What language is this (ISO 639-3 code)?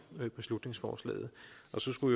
dan